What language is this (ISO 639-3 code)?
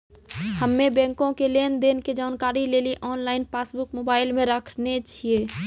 mai